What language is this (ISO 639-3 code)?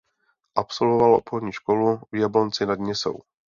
ces